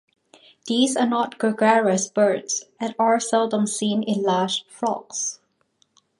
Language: English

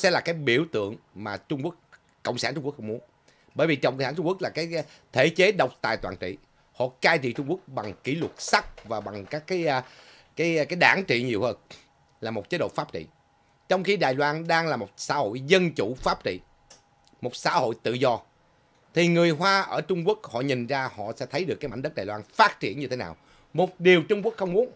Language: Vietnamese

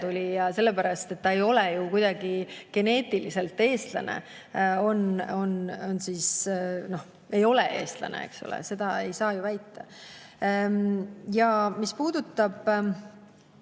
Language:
Estonian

